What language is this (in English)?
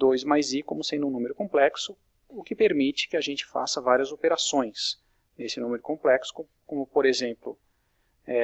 Portuguese